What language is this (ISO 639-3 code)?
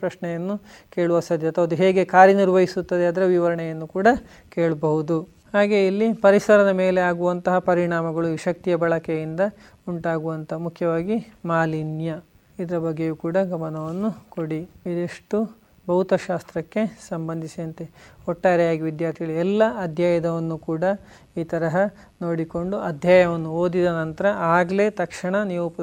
kan